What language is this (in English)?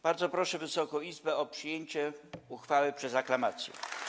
Polish